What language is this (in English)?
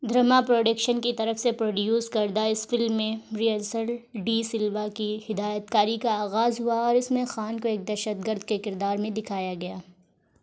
Urdu